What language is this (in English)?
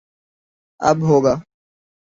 Urdu